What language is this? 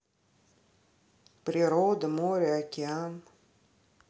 Russian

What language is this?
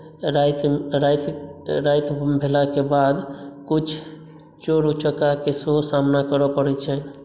Maithili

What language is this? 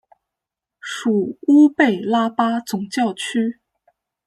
Chinese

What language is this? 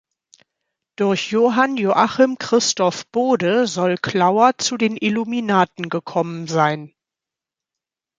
German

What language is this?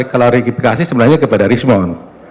Indonesian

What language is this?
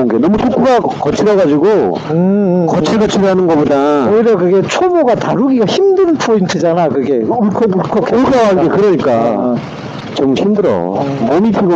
Korean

